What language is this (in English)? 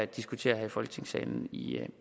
Danish